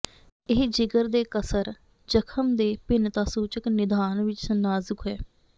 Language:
Punjabi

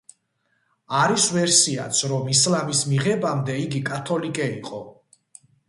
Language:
Georgian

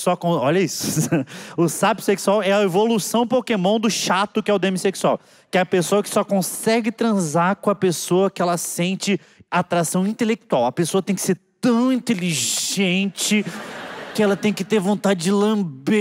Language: Portuguese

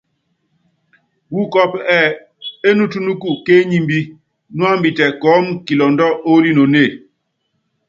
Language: Yangben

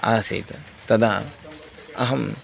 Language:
Sanskrit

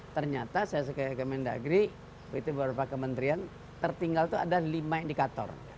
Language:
Indonesian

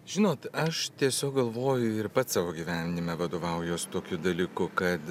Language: Lithuanian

